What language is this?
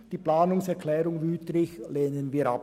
Swiss German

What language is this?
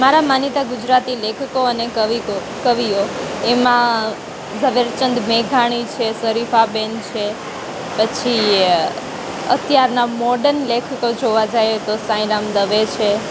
Gujarati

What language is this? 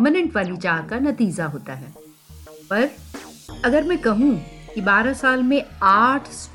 Hindi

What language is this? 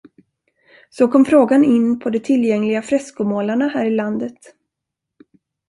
Swedish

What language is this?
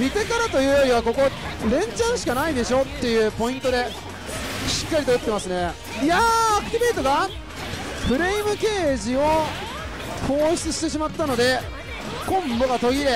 Japanese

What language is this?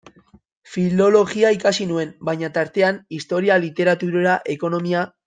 Basque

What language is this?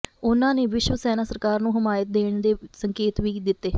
Punjabi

